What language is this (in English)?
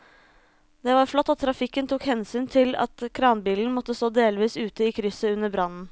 Norwegian